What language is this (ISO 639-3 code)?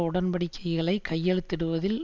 tam